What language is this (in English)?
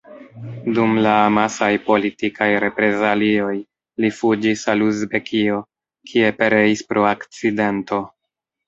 Esperanto